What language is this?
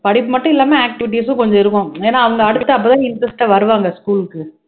Tamil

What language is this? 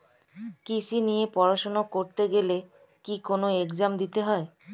Bangla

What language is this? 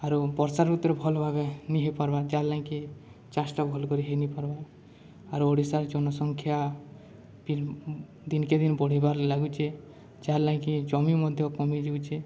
Odia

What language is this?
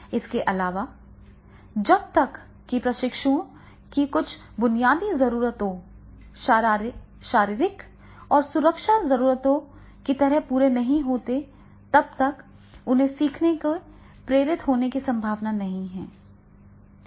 Hindi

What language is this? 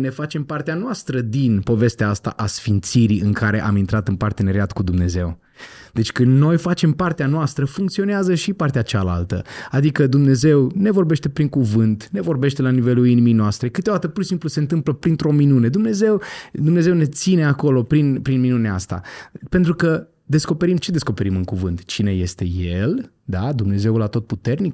Romanian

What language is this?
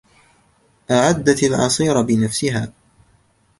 Arabic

